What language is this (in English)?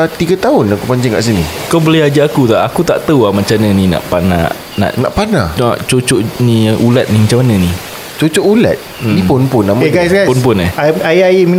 Malay